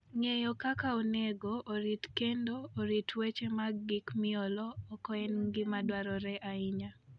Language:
Luo (Kenya and Tanzania)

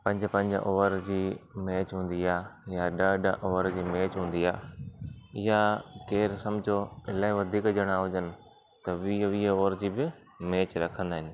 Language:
Sindhi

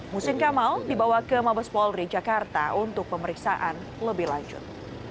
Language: Indonesian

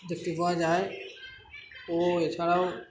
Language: Bangla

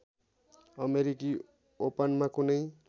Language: Nepali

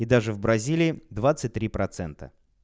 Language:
Russian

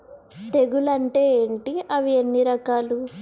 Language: Telugu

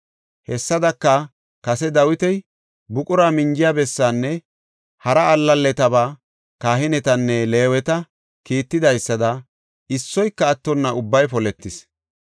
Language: Gofa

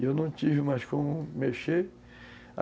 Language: Portuguese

